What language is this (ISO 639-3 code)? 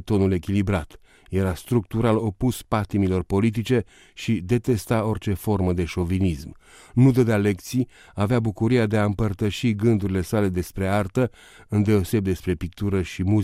ron